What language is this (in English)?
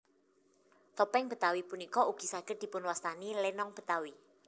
Javanese